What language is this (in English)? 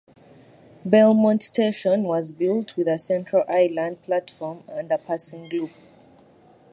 English